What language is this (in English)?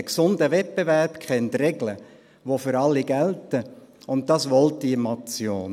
Swiss German